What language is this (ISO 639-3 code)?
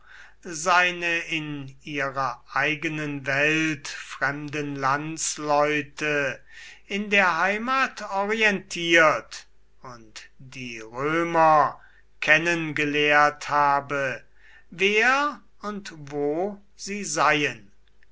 deu